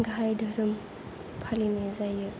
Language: Bodo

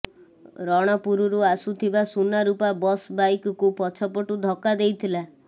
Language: Odia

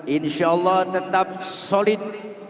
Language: Indonesian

